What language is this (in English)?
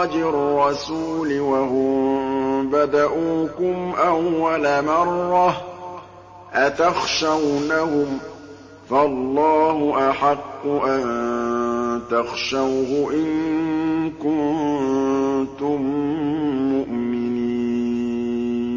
Arabic